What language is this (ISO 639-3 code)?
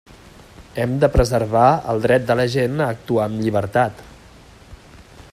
cat